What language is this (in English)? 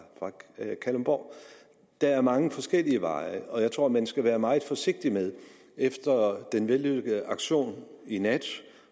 Danish